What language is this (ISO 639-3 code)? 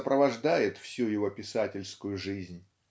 rus